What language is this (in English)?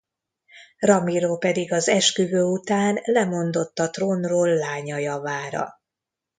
Hungarian